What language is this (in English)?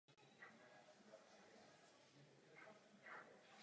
Czech